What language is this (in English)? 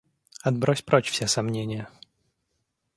Russian